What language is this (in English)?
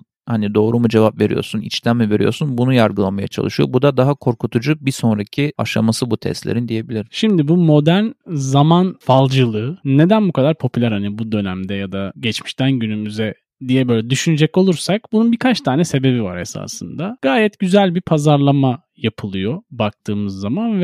Turkish